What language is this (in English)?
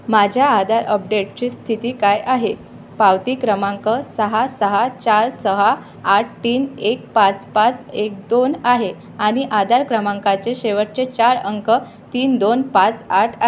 Marathi